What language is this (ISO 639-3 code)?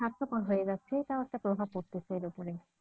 ben